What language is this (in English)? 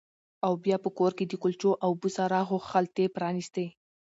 Pashto